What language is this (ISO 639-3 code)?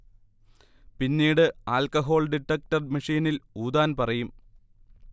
mal